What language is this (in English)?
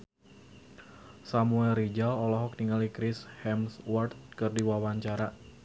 Sundanese